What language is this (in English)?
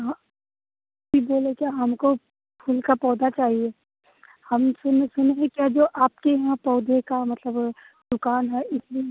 Hindi